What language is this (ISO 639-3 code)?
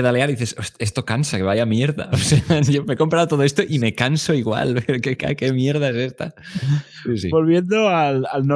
spa